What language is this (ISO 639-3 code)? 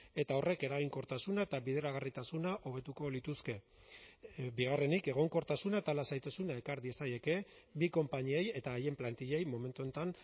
eus